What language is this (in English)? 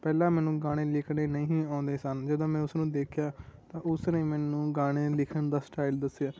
Punjabi